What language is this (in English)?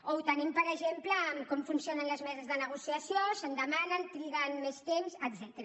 Catalan